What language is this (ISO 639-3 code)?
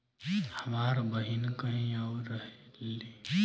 bho